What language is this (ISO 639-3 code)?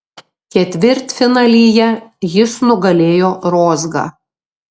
lit